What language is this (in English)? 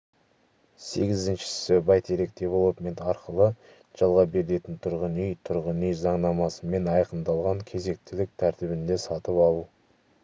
Kazakh